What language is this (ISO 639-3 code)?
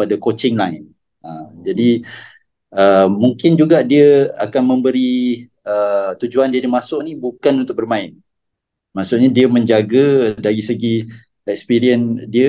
msa